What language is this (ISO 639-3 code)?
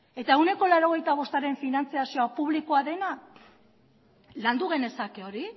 eus